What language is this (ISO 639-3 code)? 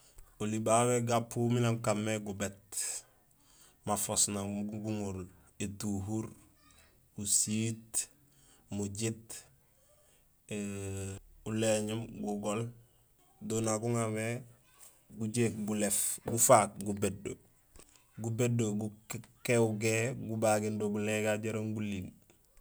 gsl